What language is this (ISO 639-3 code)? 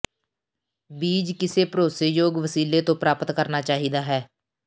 pan